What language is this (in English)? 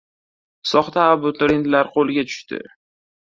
Uzbek